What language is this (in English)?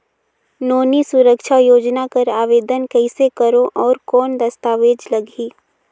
Chhattisgarhi